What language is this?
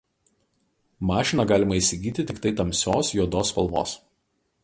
Lithuanian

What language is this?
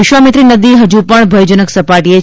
Gujarati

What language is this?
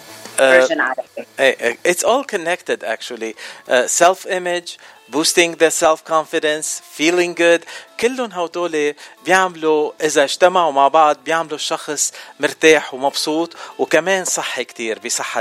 Arabic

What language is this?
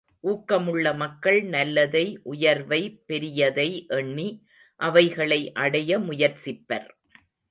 Tamil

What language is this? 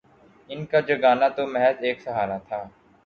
Urdu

